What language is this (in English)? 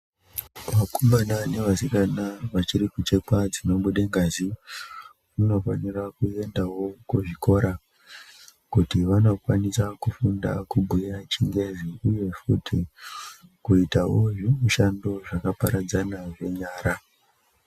Ndau